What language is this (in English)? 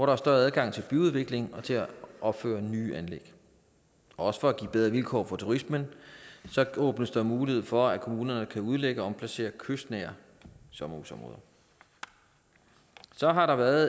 Danish